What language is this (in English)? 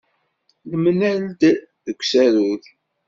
Kabyle